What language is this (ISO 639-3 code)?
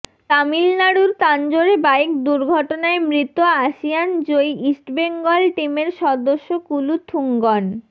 ben